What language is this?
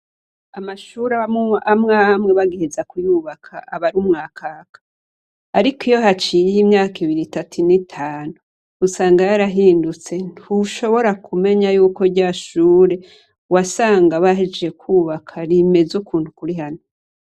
Rundi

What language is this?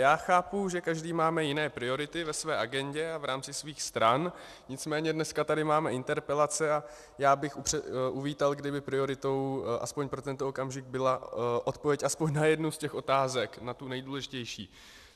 Czech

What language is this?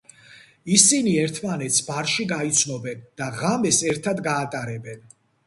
Georgian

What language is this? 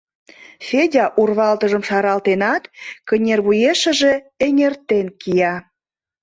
Mari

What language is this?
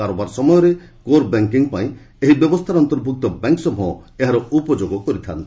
Odia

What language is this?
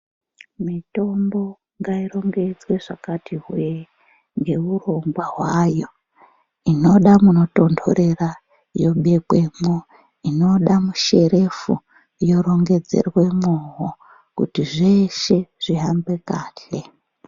Ndau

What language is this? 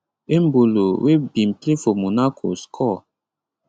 Nigerian Pidgin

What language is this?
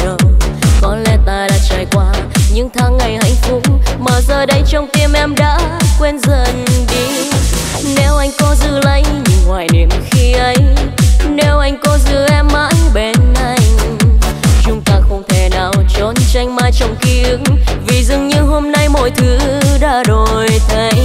Vietnamese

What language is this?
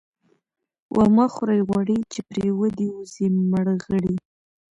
Pashto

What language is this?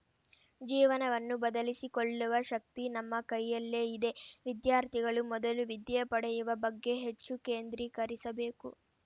Kannada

